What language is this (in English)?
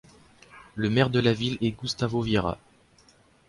French